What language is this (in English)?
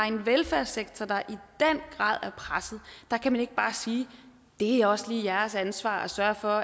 Danish